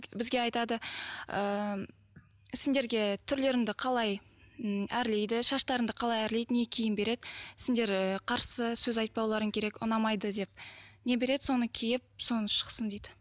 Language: Kazakh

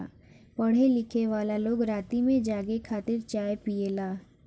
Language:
Bhojpuri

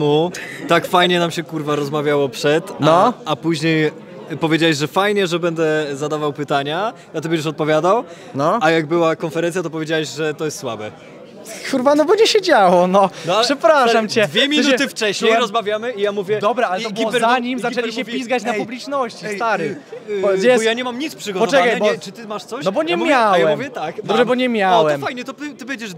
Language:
Polish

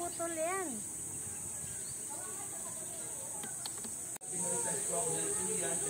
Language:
Filipino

